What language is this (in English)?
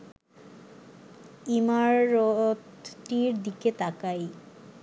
Bangla